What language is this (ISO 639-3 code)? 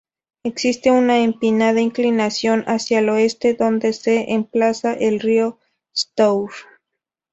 spa